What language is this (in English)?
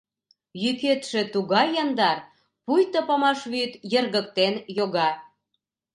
Mari